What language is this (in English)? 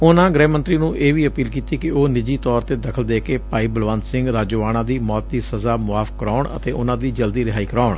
Punjabi